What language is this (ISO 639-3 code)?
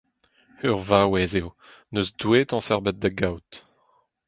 bre